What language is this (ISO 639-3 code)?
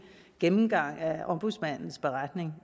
dan